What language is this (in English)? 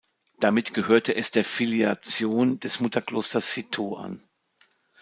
German